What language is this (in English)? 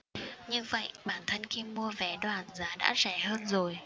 Vietnamese